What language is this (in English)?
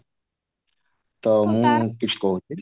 Odia